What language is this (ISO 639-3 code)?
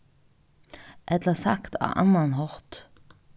fao